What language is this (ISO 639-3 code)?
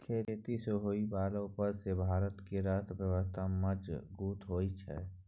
mai